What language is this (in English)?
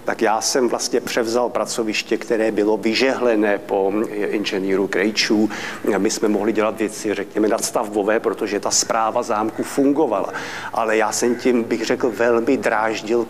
Czech